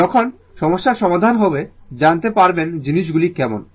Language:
Bangla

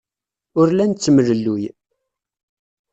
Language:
Kabyle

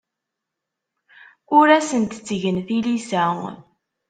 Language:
Kabyle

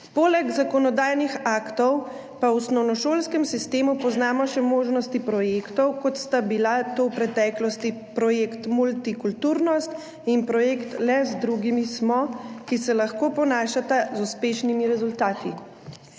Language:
Slovenian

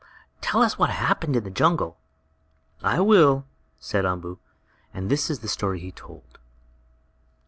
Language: English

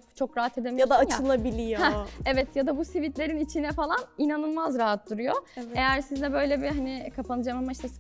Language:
Turkish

